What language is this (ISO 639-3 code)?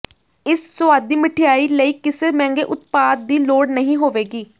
pan